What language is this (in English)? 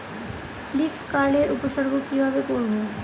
Bangla